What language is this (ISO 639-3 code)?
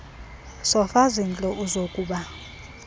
xho